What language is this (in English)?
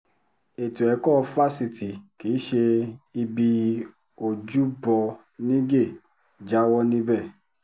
Yoruba